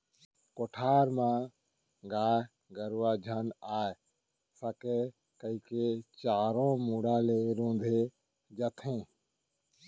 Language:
Chhattisgarhi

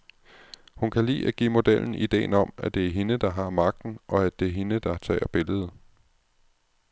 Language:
Danish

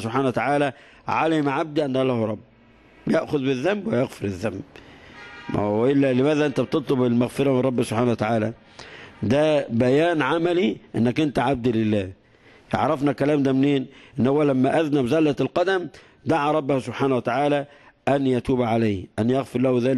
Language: Arabic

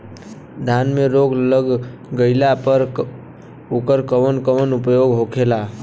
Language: Bhojpuri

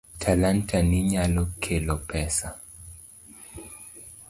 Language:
Luo (Kenya and Tanzania)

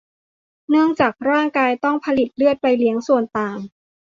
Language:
Thai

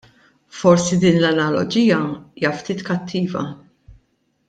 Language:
Maltese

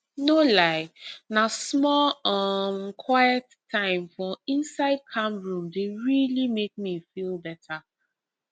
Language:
Nigerian Pidgin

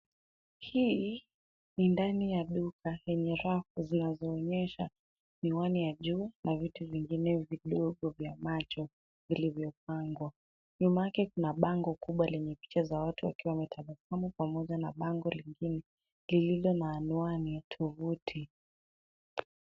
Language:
Swahili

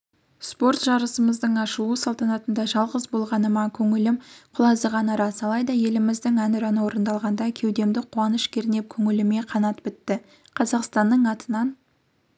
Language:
Kazakh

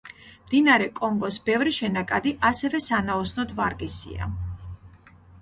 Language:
Georgian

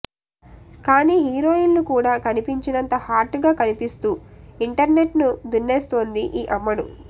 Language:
Telugu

